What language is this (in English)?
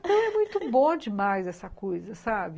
Portuguese